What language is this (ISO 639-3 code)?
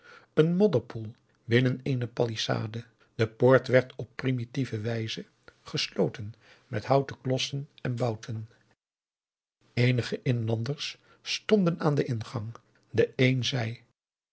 nld